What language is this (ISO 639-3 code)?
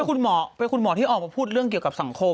tha